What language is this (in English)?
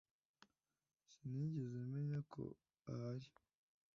Kinyarwanda